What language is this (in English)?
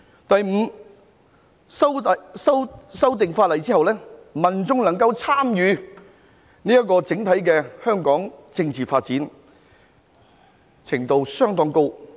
Cantonese